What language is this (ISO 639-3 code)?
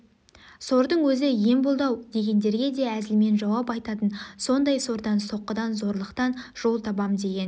kaz